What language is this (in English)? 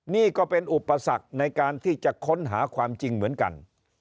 Thai